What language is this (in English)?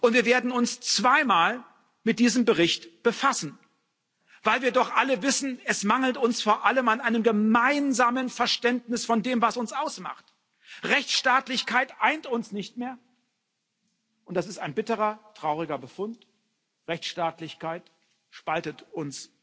German